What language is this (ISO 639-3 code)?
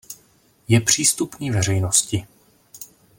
ces